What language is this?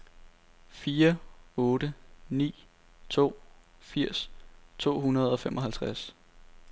Danish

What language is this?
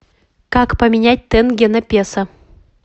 Russian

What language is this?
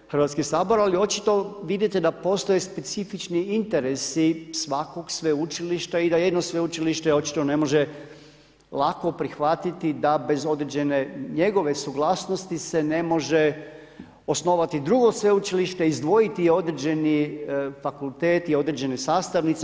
Croatian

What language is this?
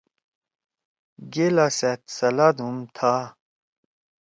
Torwali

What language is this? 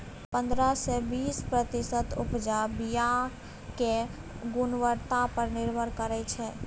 Maithili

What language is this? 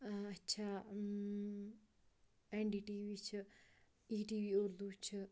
Kashmiri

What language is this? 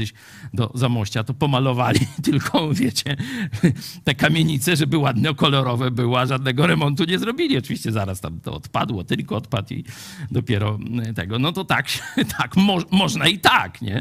Polish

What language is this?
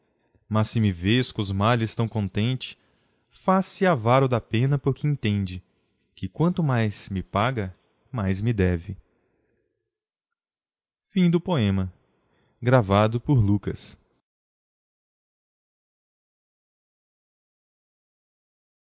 Portuguese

